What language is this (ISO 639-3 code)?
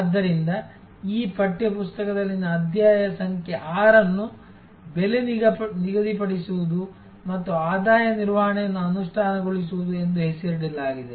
kan